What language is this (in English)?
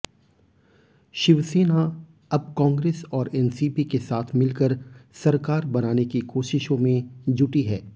Hindi